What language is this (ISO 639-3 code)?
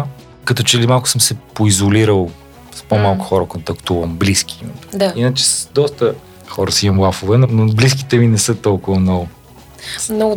bul